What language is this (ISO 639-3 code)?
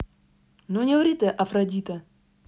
rus